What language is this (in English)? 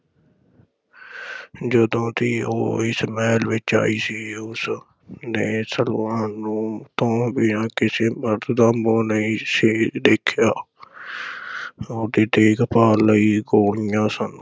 Punjabi